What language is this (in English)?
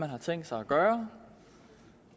Danish